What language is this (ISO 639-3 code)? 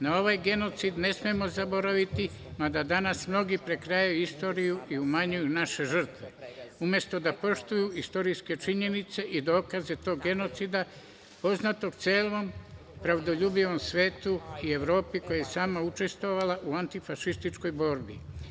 srp